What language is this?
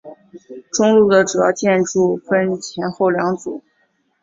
Chinese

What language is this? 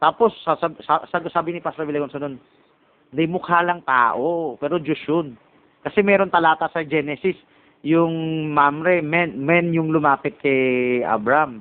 Filipino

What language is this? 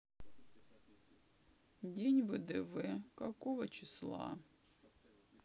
Russian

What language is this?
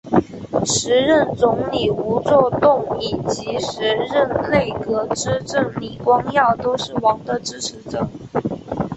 Chinese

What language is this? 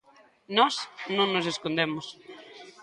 Galician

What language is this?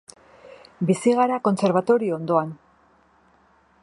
Basque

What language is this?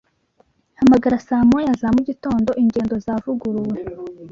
Kinyarwanda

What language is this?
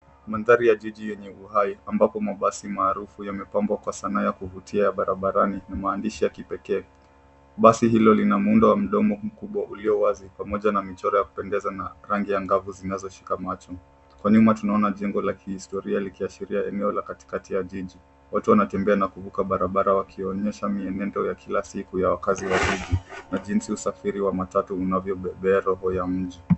Swahili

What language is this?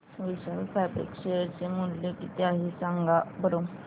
Marathi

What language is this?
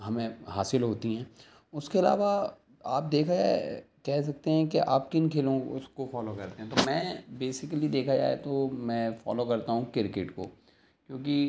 Urdu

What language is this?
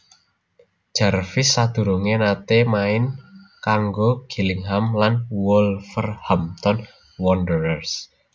Javanese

